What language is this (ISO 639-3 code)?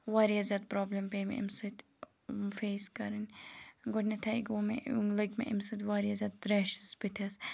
kas